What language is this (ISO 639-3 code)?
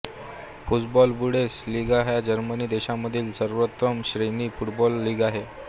mar